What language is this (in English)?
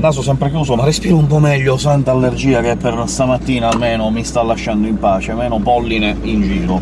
Italian